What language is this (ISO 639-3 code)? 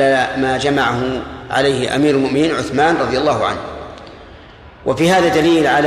ara